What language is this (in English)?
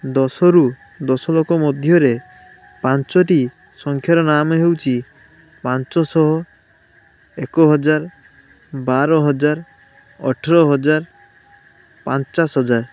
Odia